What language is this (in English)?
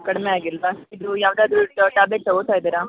Kannada